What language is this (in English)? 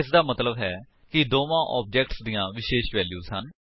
Punjabi